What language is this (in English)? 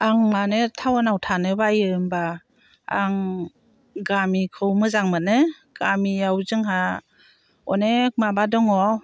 Bodo